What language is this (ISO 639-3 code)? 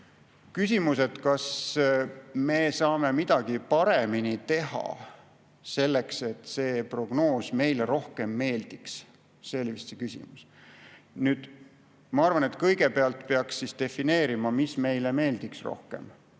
est